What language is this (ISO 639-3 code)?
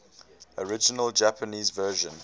eng